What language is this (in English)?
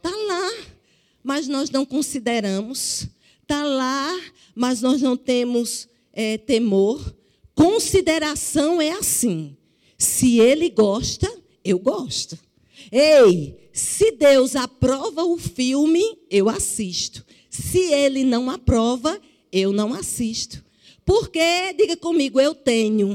Portuguese